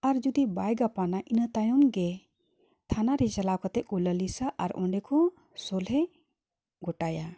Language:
Santali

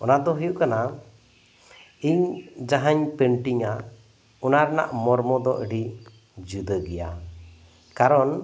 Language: Santali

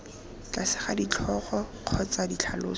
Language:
Tswana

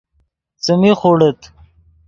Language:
Yidgha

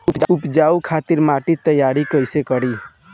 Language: Bhojpuri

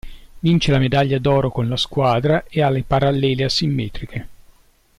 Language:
Italian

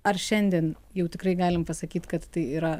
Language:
Lithuanian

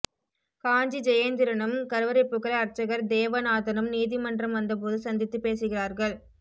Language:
Tamil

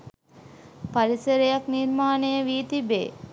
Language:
Sinhala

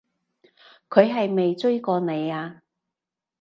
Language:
Cantonese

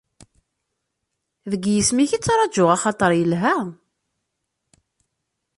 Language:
Kabyle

